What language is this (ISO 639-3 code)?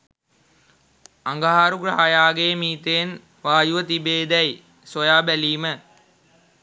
sin